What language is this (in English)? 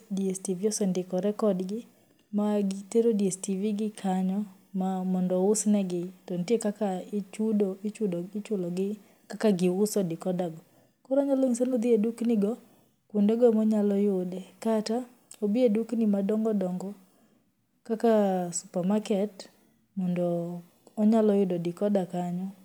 Luo (Kenya and Tanzania)